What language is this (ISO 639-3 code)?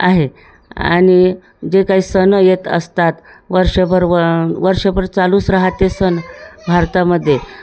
mar